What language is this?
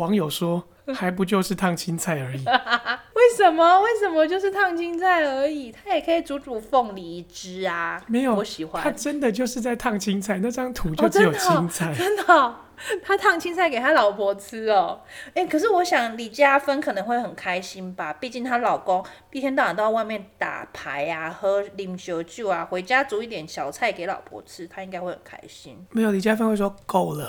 Chinese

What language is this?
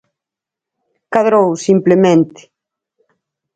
Galician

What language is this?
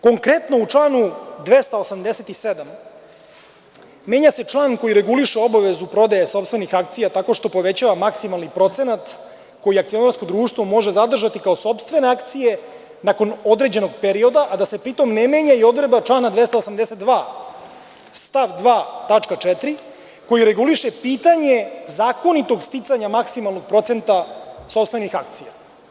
Serbian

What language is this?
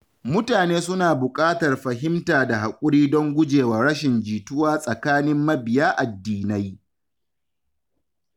Hausa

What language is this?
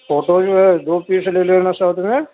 Urdu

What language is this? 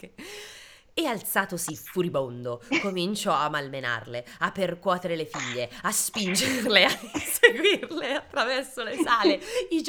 Italian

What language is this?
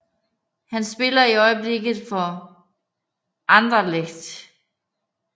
Danish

